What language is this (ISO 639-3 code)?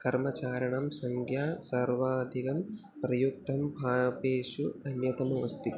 san